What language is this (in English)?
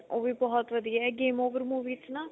Punjabi